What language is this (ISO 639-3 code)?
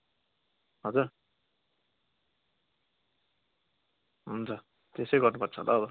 nep